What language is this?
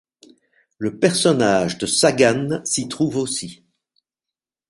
French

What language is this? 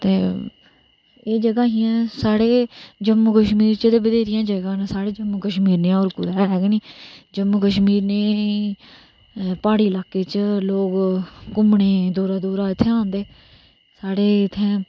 Dogri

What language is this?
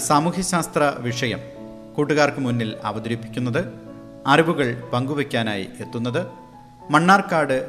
Malayalam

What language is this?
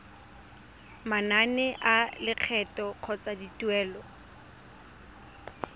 Tswana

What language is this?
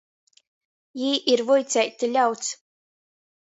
Latgalian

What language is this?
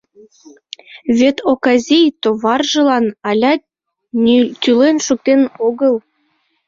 Mari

